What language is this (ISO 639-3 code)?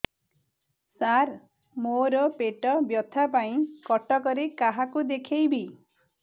ori